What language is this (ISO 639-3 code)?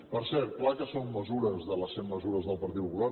cat